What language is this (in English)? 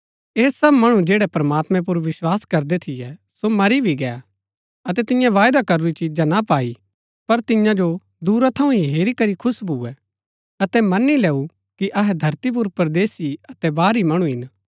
Gaddi